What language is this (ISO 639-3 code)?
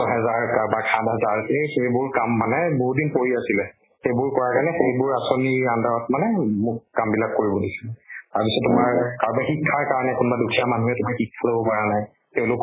asm